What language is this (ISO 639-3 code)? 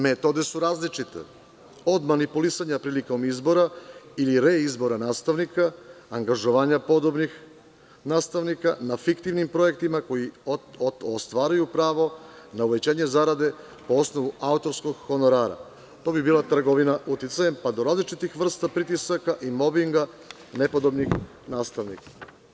srp